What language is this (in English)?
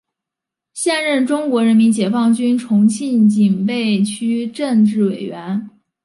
Chinese